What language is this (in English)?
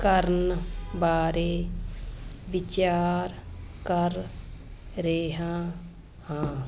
Punjabi